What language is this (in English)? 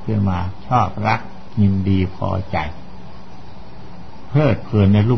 Thai